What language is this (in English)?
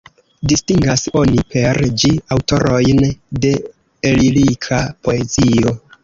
Esperanto